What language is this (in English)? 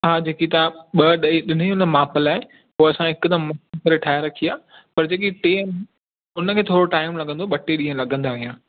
Sindhi